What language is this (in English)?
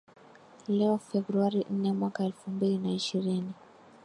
Swahili